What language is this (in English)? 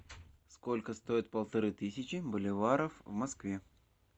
Russian